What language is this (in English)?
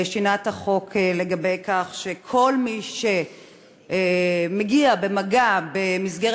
Hebrew